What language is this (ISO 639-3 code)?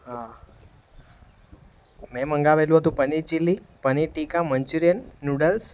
guj